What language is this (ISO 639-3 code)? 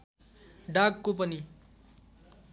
nep